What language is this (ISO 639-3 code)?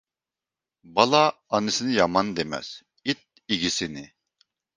uig